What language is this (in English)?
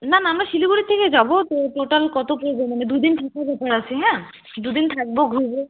Bangla